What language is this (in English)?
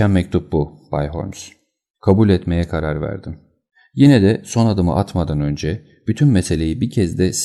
Turkish